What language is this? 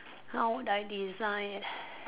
English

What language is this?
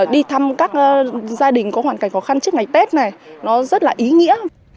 Vietnamese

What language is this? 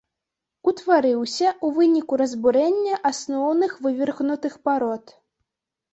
Belarusian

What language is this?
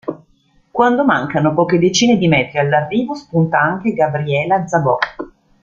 Italian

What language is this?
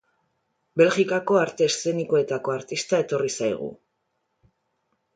Basque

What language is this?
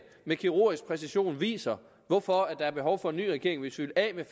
Danish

